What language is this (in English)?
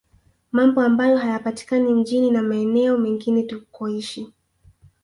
Swahili